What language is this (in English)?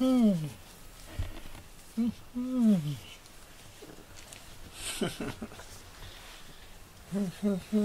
Japanese